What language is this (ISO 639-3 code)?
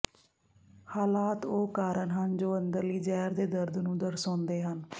pan